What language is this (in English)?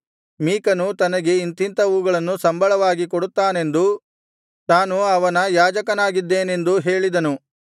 Kannada